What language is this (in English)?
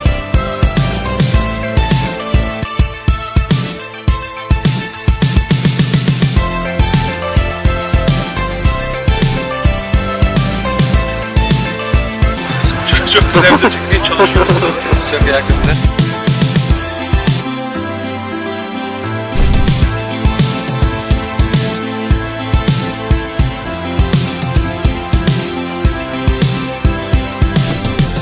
Turkish